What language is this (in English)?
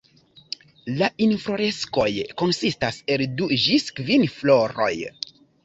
Esperanto